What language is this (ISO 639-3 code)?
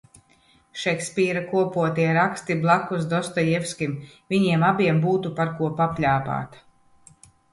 lav